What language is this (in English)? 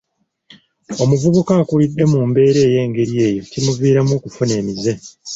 Ganda